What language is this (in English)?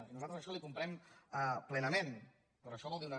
Catalan